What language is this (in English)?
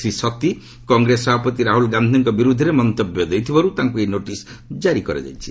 Odia